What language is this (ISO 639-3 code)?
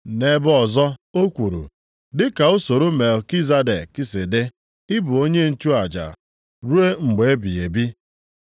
ibo